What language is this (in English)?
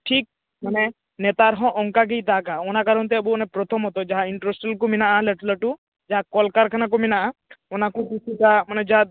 Santali